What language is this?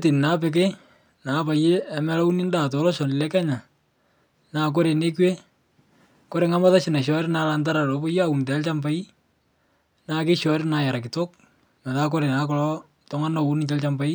Masai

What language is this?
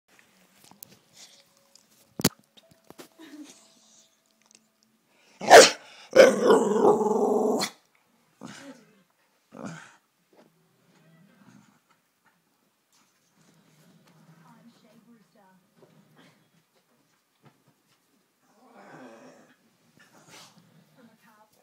English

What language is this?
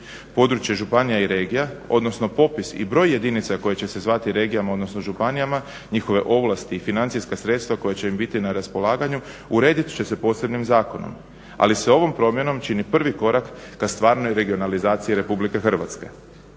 Croatian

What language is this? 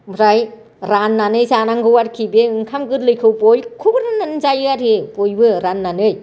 Bodo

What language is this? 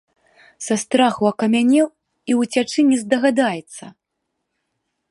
Belarusian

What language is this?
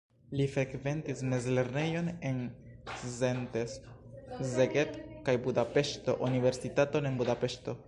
Esperanto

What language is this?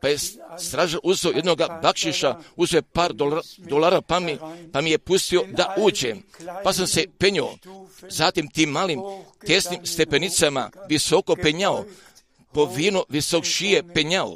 Croatian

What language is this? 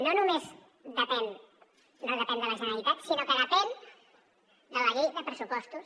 Catalan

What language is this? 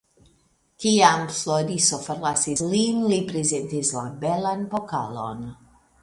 Esperanto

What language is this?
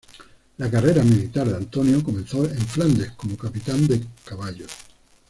Spanish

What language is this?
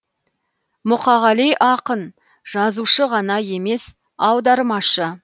Kazakh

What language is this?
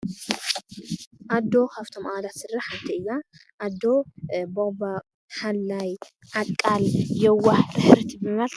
Tigrinya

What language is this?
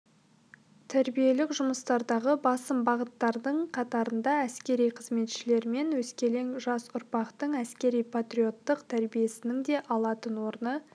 Kazakh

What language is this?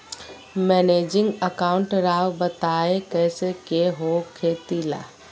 Magahi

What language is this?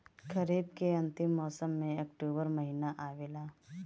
Bhojpuri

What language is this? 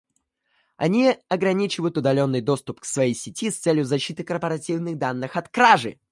Russian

